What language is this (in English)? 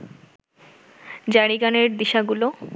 Bangla